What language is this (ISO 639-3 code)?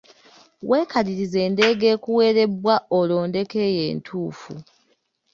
lug